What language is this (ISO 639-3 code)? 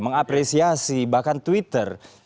ind